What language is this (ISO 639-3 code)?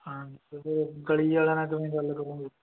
pan